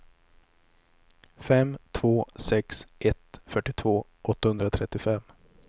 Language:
Swedish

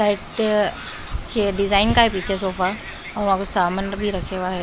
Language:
Hindi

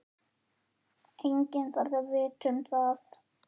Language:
Icelandic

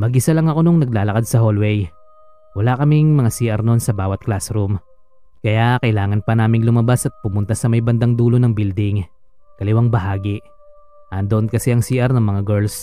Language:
Filipino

